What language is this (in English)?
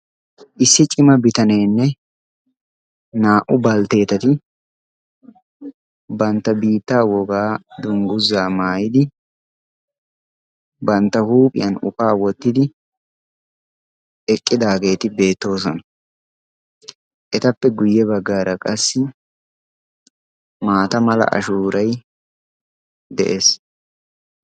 Wolaytta